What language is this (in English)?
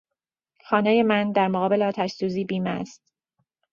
Persian